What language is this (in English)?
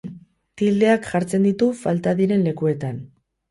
Basque